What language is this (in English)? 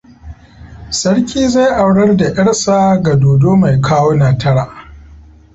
Hausa